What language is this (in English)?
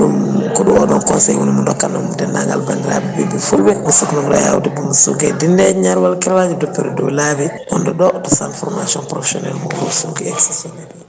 Fula